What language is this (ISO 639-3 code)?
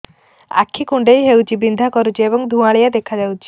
ori